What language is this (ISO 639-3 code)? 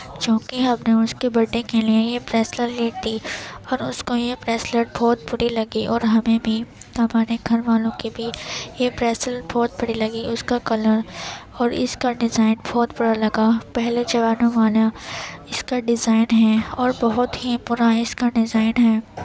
urd